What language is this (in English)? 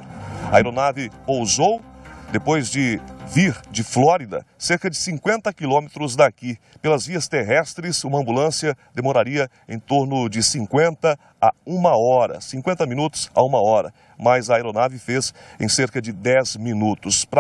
Portuguese